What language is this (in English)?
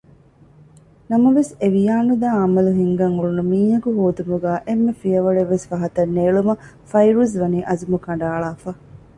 Divehi